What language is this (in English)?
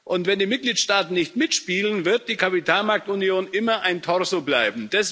German